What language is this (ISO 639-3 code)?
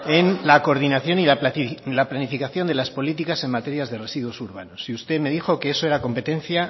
spa